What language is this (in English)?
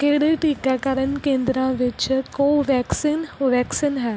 Punjabi